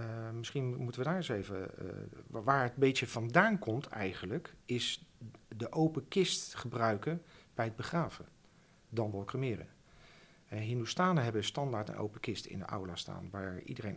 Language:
Dutch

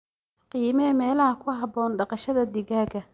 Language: Somali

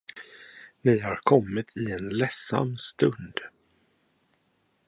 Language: Swedish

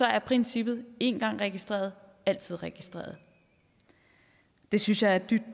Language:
Danish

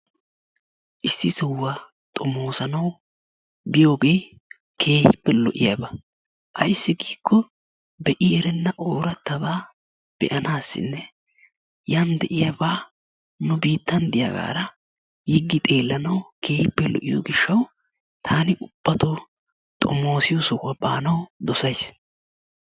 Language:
Wolaytta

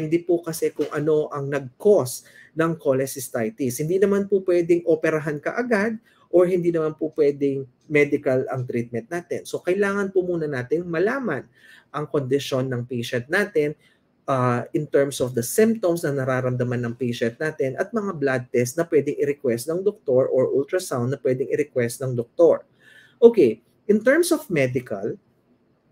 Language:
Filipino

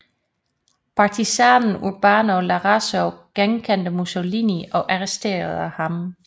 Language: Danish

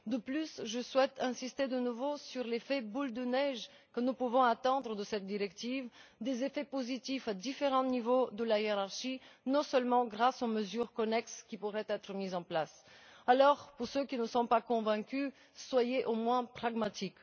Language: French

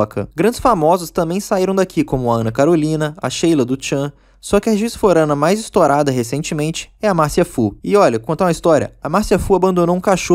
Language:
Portuguese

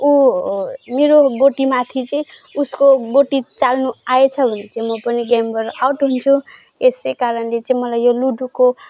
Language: Nepali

